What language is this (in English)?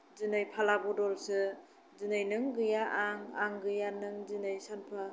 Bodo